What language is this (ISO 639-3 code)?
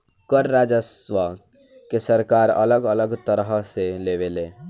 bho